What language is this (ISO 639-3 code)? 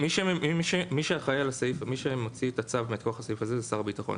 heb